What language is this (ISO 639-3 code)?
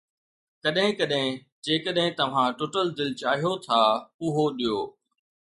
snd